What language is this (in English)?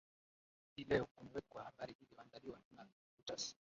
Swahili